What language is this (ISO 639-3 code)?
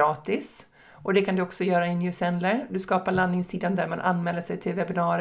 swe